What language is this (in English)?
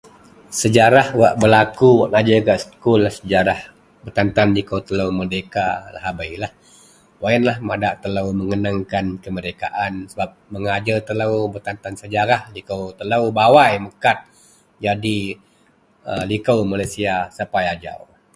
Central Melanau